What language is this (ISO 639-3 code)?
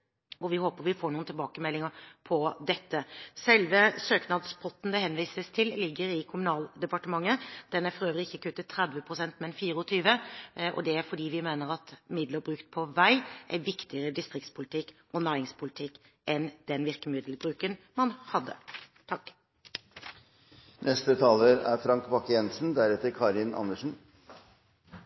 nob